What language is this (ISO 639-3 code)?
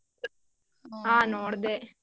kan